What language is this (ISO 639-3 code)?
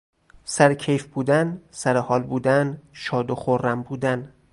fas